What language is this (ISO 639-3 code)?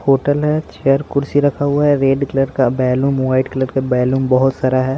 hin